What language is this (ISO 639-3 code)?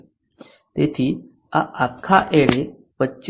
guj